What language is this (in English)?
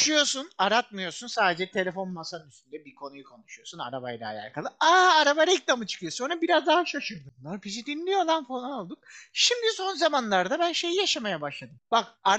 Turkish